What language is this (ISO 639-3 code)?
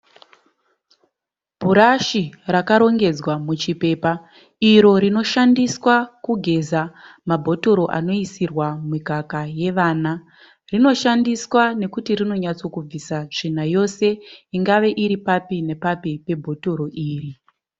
sna